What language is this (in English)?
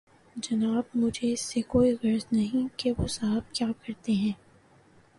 Urdu